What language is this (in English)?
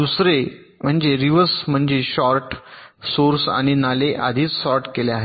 Marathi